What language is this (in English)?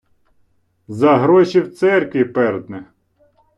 Ukrainian